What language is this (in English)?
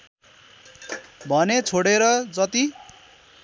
Nepali